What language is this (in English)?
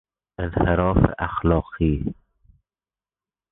Persian